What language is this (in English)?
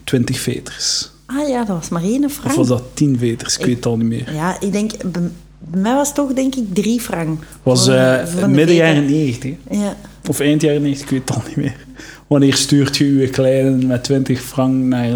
Dutch